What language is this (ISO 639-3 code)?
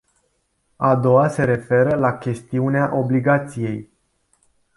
ron